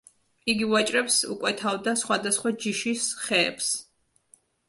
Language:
Georgian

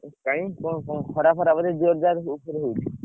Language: Odia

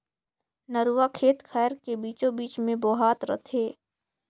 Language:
Chhattisgarhi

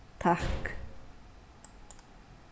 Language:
Faroese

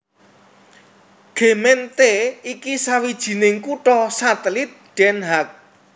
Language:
Javanese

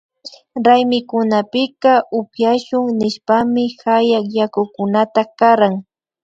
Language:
Imbabura Highland Quichua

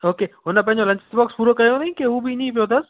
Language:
Sindhi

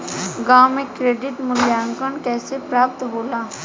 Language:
Bhojpuri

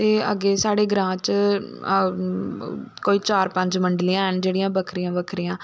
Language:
Dogri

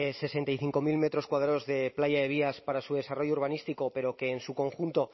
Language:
Spanish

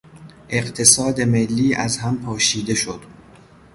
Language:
Persian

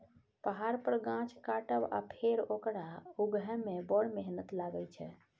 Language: Maithili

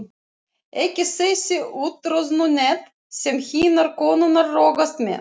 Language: Icelandic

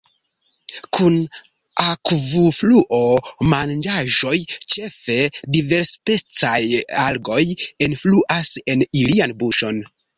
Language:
Esperanto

